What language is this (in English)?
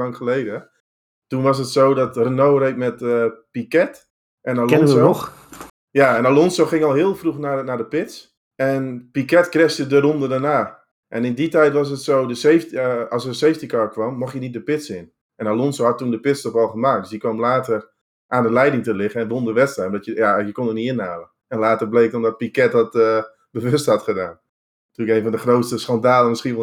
Dutch